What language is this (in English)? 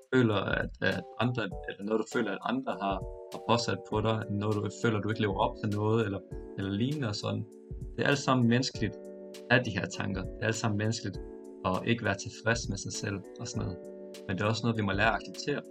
Danish